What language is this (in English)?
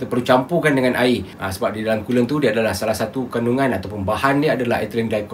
Malay